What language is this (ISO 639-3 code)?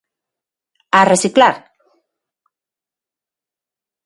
glg